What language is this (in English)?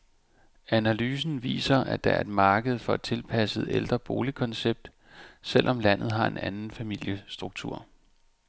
Danish